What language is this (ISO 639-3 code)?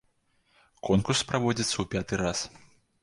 bel